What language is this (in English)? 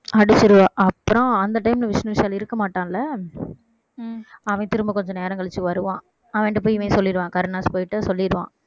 Tamil